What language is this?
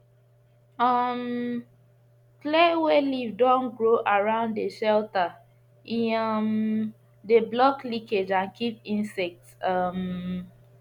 Nigerian Pidgin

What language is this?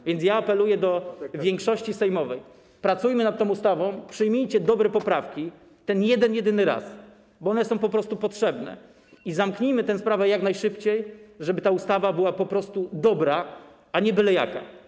Polish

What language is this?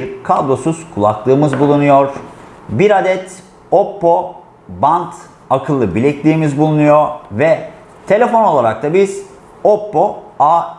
Turkish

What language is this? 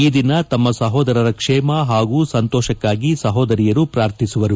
Kannada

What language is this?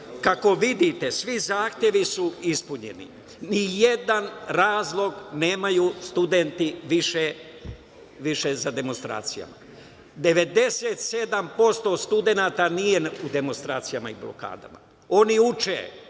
Serbian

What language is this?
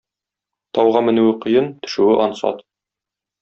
Tatar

